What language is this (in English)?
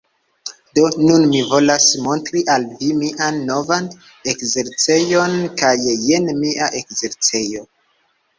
Esperanto